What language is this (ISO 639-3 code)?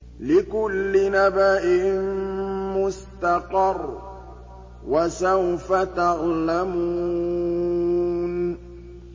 ara